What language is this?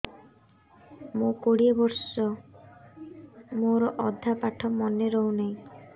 Odia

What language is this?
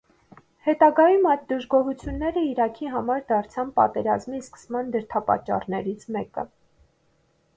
Armenian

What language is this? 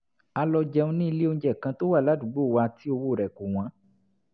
Yoruba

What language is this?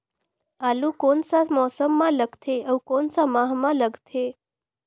Chhattisgarhi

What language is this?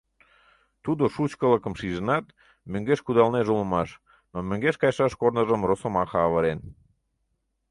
Mari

